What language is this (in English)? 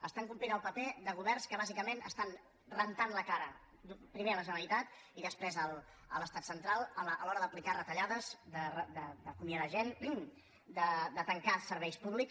Catalan